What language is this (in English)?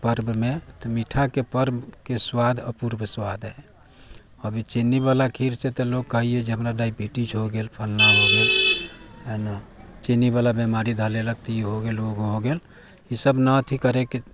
Maithili